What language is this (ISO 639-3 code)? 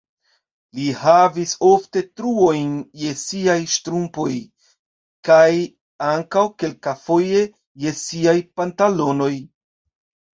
epo